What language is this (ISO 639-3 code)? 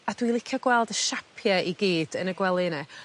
cym